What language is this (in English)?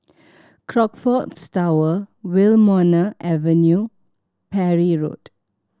English